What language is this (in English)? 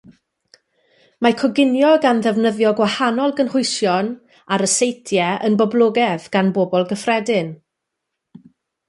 Welsh